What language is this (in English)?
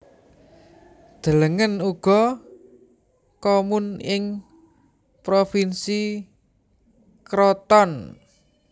Javanese